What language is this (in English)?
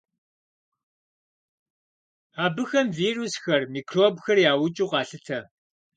Kabardian